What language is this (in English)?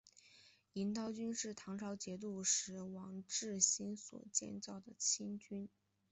Chinese